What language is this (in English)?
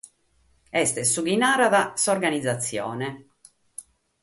Sardinian